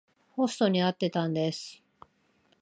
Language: Japanese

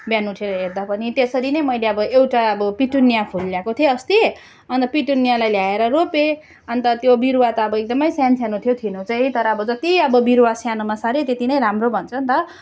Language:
Nepali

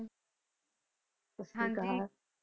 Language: Punjabi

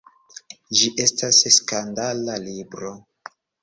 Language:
Esperanto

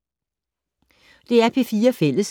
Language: Danish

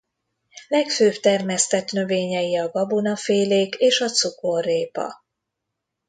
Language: Hungarian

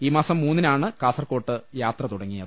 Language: Malayalam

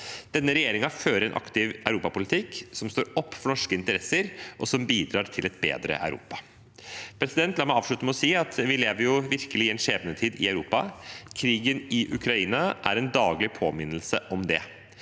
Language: Norwegian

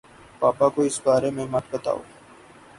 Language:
Urdu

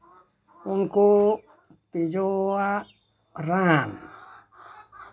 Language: Santali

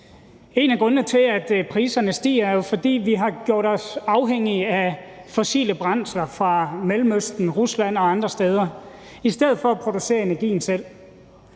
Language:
Danish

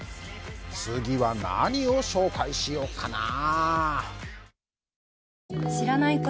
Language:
Japanese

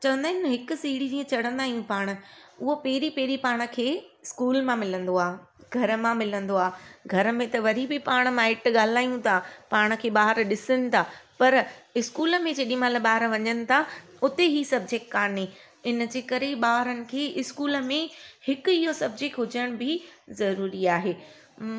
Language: Sindhi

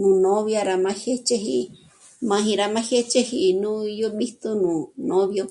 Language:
Michoacán Mazahua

